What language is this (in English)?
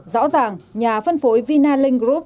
Vietnamese